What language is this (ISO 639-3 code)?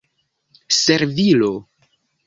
epo